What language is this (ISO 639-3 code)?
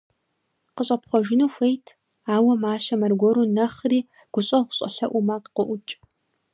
kbd